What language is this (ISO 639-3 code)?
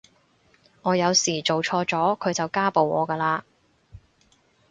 yue